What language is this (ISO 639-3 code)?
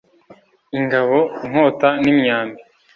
kin